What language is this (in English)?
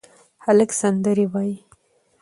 Pashto